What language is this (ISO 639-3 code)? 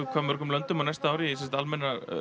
isl